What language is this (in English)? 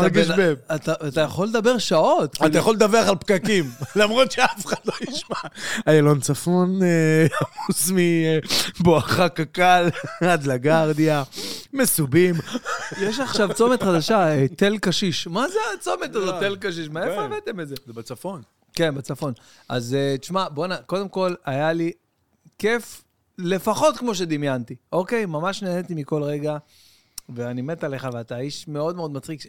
Hebrew